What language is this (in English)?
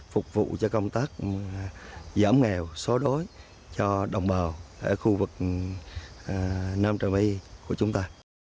Vietnamese